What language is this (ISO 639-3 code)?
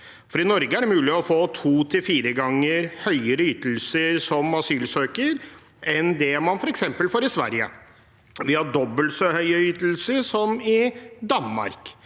nor